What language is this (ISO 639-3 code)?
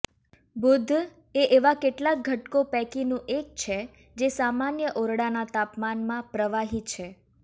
guj